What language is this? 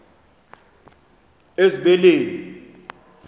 Xhosa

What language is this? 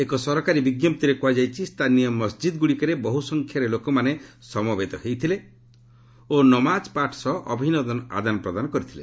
Odia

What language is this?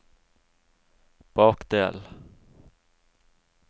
Norwegian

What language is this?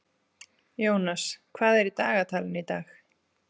Icelandic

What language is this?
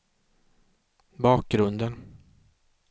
Swedish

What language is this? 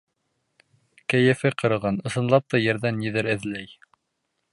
Bashkir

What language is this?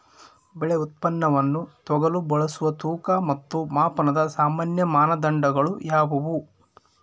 Kannada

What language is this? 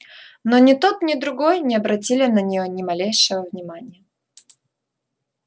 Russian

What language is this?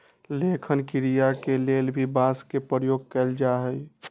Magahi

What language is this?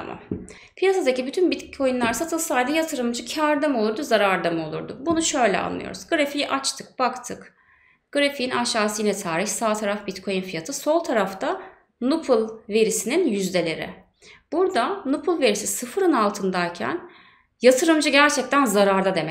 Turkish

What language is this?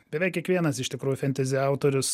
Lithuanian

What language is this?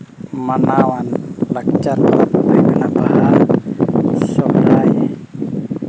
Santali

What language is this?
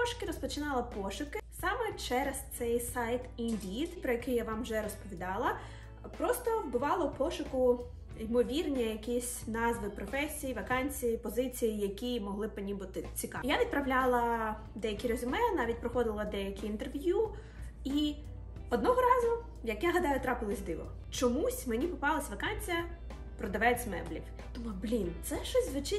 Ukrainian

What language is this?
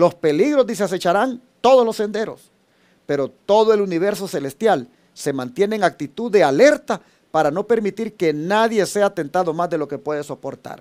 Spanish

